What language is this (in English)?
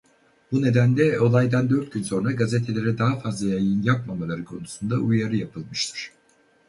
Turkish